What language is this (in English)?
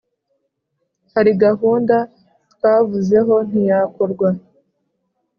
Kinyarwanda